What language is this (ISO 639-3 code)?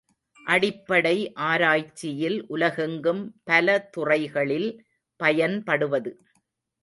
tam